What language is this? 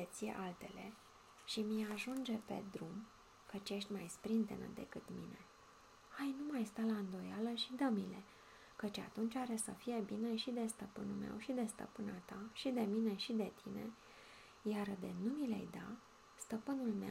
Romanian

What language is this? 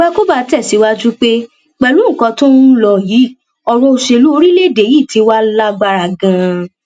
Yoruba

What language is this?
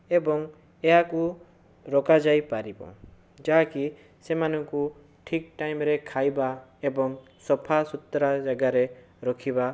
Odia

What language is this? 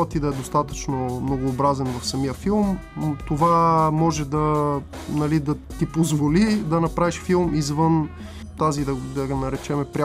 Bulgarian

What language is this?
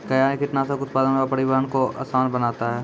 Maithili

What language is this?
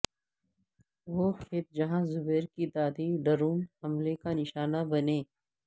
Urdu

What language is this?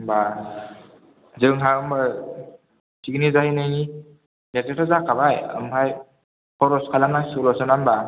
Bodo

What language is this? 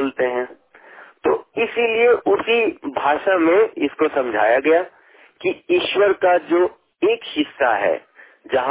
Hindi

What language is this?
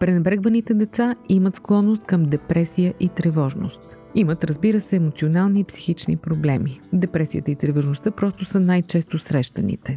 Bulgarian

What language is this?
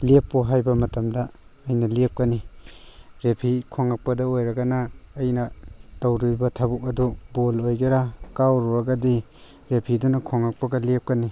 Manipuri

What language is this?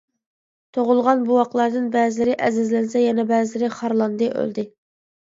Uyghur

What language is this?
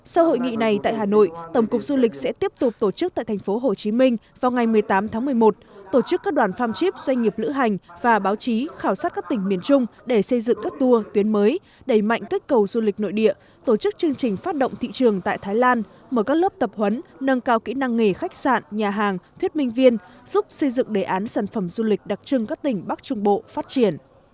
Vietnamese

